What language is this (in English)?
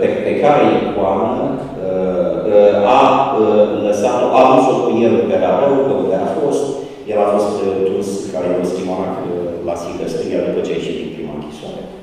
Romanian